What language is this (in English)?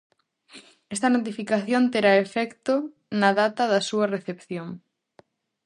Galician